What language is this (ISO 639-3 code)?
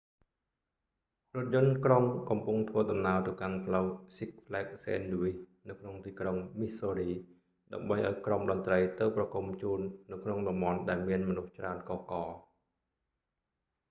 khm